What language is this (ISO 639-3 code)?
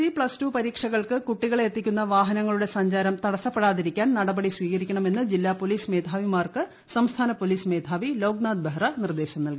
mal